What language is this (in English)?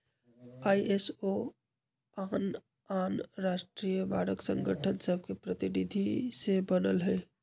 Magahi